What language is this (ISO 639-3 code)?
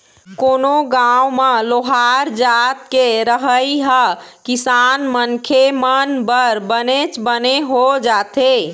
hne